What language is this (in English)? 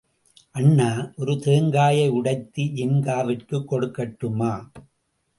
Tamil